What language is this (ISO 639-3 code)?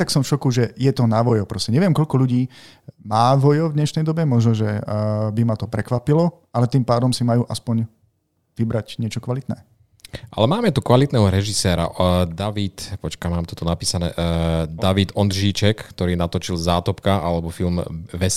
slk